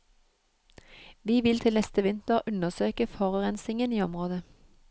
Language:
Norwegian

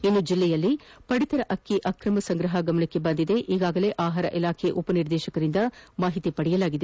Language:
Kannada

